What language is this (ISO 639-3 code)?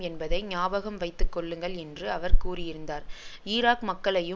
tam